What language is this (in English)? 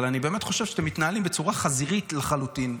Hebrew